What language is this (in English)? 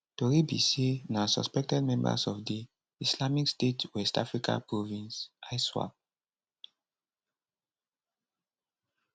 Nigerian Pidgin